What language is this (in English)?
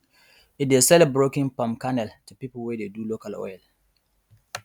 Nigerian Pidgin